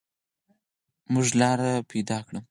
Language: Pashto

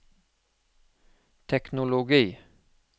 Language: Norwegian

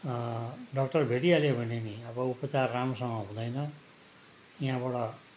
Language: Nepali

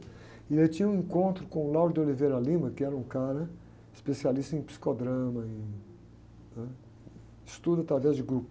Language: Portuguese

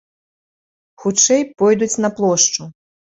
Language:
Belarusian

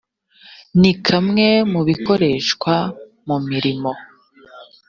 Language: Kinyarwanda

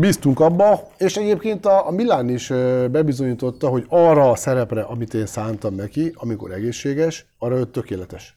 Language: Hungarian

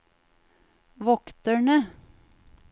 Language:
Norwegian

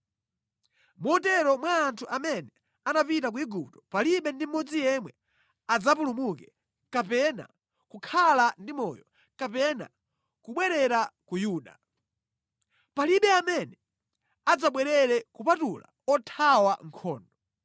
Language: Nyanja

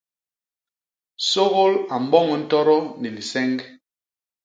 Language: Basaa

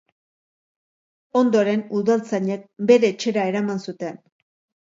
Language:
Basque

